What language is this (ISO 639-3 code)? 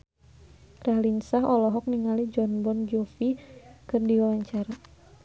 sun